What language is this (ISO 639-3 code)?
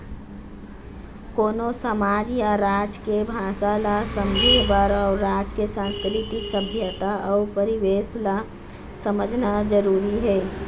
hne